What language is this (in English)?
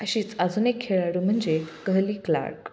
Marathi